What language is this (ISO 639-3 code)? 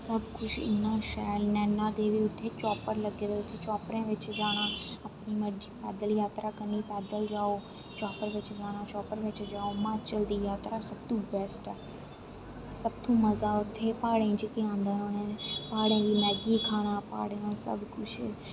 doi